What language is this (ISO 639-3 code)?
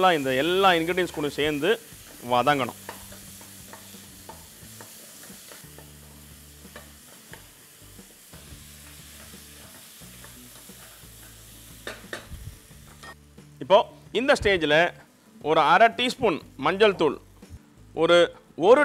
hin